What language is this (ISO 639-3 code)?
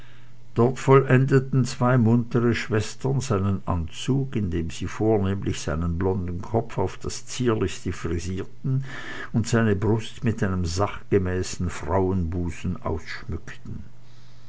deu